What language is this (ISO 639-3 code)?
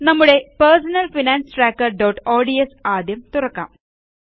mal